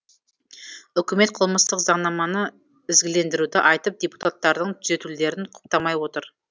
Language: Kazakh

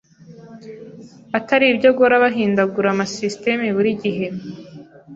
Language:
Kinyarwanda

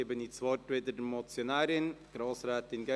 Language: Swiss German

